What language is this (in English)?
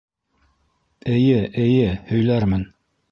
Bashkir